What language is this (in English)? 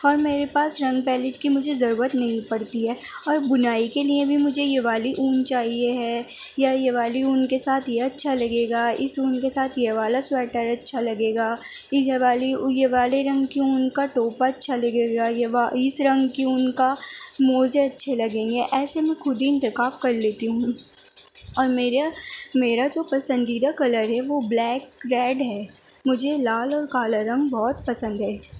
Urdu